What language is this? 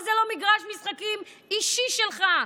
Hebrew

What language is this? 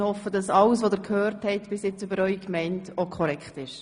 Swiss German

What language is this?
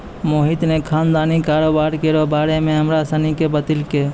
Maithili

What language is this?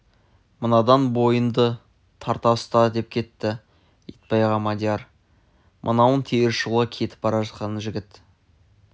Kazakh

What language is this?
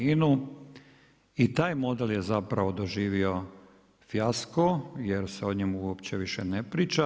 Croatian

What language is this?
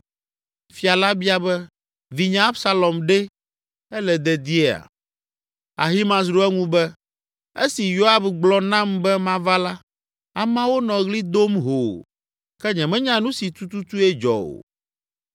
Ewe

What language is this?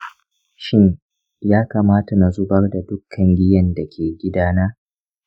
Hausa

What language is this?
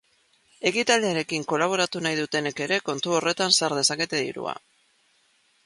Basque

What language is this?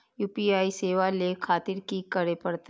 Maithili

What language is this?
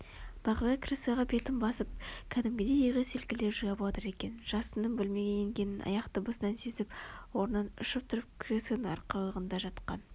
Kazakh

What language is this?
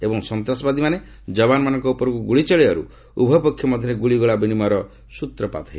Odia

